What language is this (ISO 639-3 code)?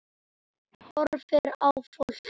isl